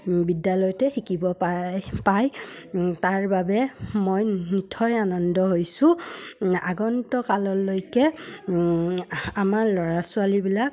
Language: Assamese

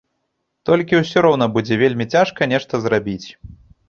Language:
Belarusian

